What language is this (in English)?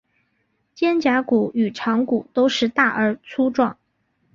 Chinese